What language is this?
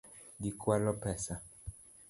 Luo (Kenya and Tanzania)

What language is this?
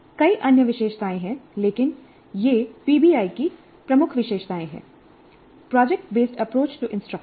Hindi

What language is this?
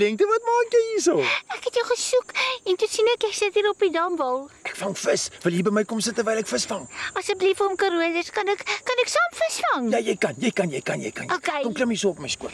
Dutch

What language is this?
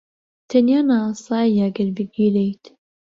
Central Kurdish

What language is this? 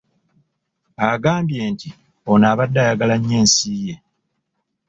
Ganda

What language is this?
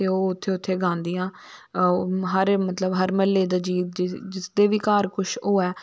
Dogri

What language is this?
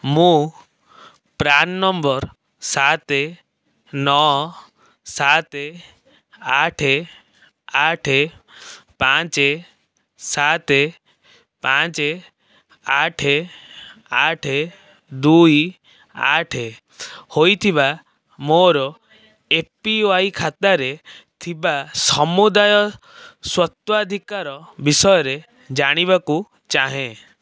Odia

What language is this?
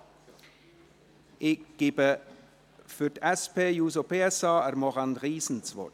Swiss German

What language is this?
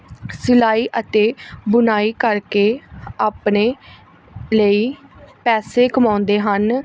Punjabi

